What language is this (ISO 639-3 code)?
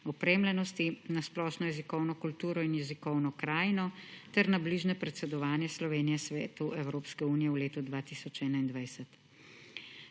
slv